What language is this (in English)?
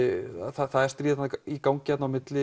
Icelandic